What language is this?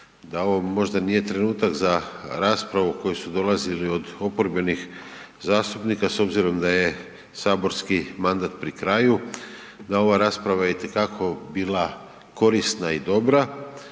Croatian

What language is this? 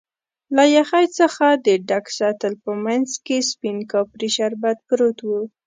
Pashto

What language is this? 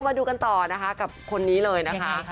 Thai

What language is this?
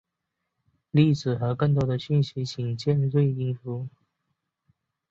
Chinese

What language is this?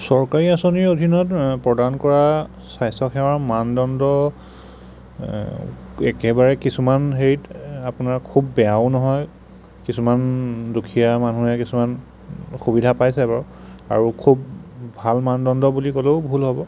Assamese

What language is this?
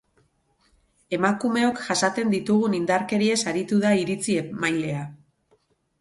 Basque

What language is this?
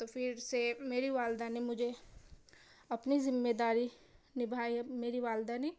Urdu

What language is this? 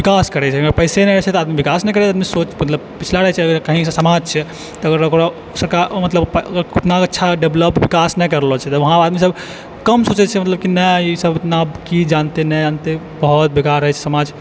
Maithili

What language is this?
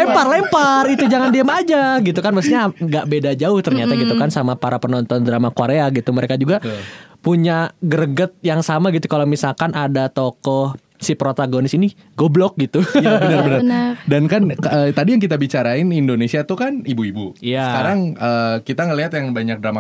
Indonesian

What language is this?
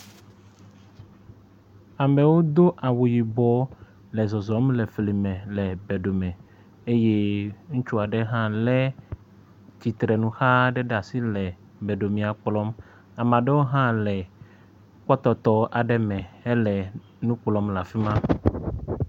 Ewe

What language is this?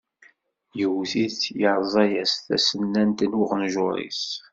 Kabyle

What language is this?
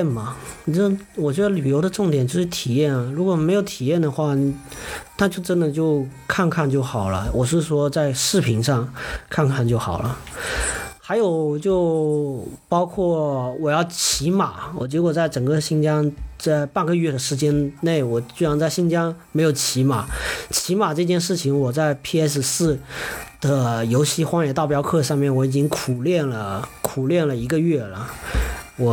Chinese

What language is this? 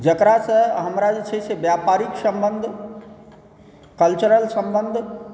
Maithili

